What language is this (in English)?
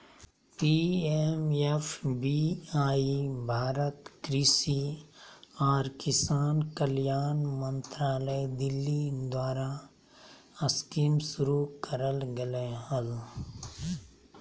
Magahi